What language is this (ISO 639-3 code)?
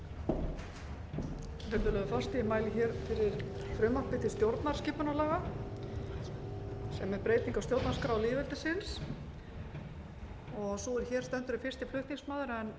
isl